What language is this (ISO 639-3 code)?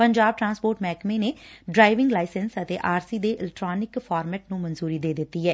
pan